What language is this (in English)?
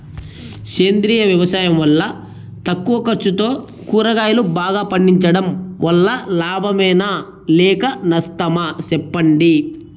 Telugu